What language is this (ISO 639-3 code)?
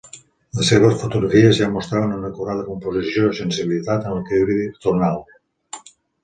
cat